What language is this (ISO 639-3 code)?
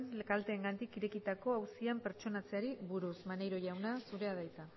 eus